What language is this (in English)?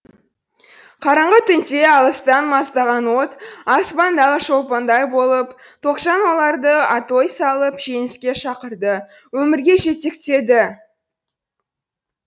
Kazakh